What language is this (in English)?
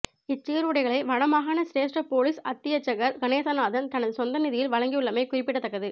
Tamil